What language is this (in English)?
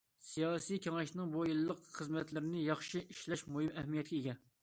Uyghur